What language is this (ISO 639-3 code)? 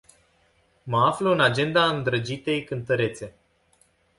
ron